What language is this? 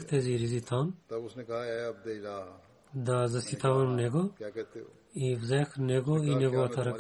Bulgarian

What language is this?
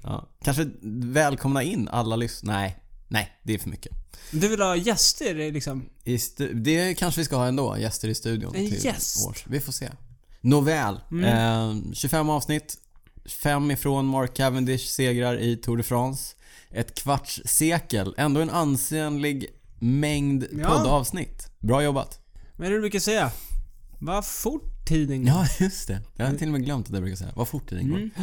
Swedish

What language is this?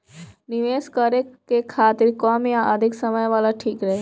Bhojpuri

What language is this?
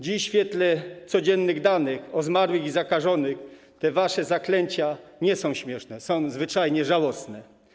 Polish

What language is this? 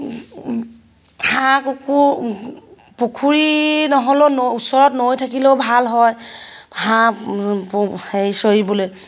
Assamese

